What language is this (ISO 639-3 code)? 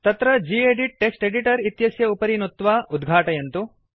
san